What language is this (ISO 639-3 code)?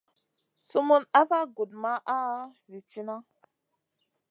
mcn